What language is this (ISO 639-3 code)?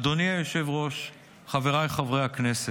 heb